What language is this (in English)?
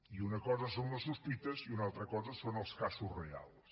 Catalan